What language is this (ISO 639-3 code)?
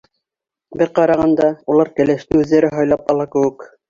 bak